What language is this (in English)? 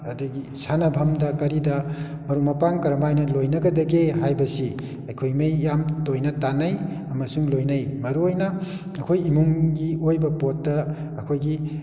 Manipuri